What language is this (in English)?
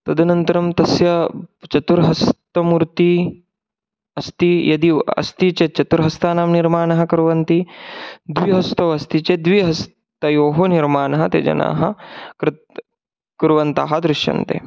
Sanskrit